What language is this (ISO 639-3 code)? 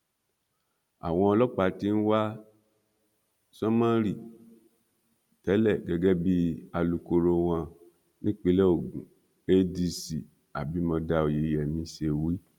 yor